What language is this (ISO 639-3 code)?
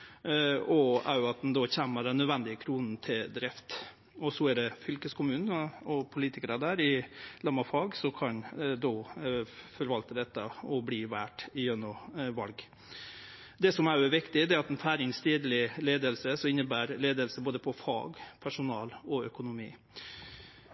nno